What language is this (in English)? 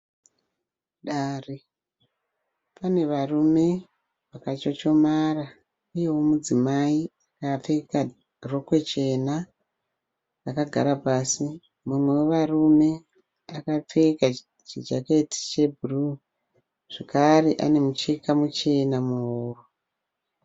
Shona